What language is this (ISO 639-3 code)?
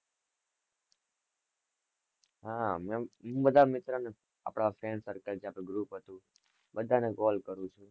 guj